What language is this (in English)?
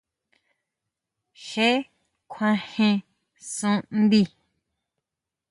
Huautla Mazatec